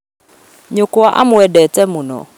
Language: Kikuyu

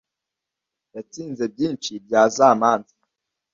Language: Kinyarwanda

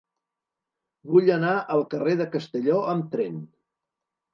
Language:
Catalan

